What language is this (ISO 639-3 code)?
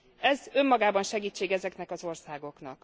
hun